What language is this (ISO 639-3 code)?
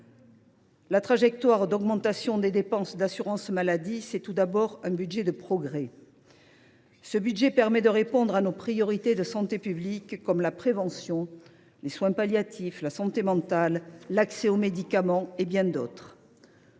fra